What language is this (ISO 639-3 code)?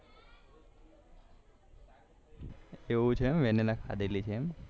guj